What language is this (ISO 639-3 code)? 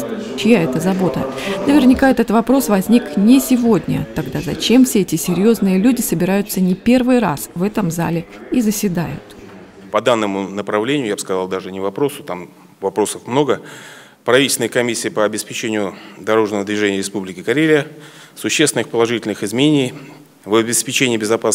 rus